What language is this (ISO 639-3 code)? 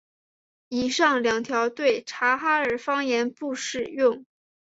zho